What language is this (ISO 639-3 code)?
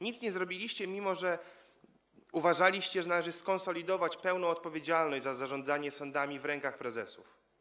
pol